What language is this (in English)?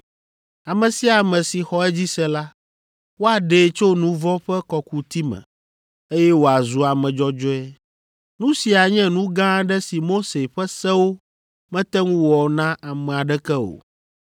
Ewe